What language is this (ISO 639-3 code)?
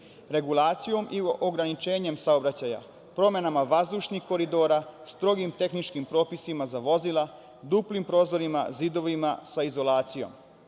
srp